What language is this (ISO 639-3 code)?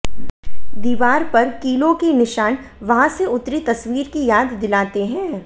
hin